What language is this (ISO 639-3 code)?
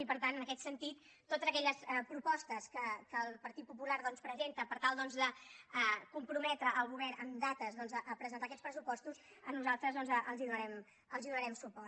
cat